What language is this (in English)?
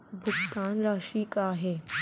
Chhattisgarhi